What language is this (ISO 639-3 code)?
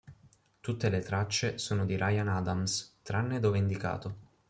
ita